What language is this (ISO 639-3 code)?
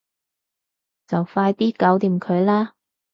yue